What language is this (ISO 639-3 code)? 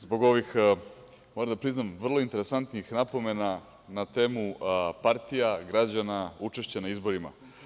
srp